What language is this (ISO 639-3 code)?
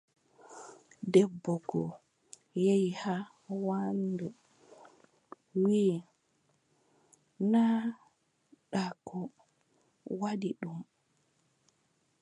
fub